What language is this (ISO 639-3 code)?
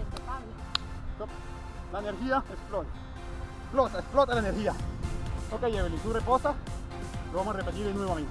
spa